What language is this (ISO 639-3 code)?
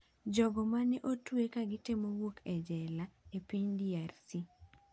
luo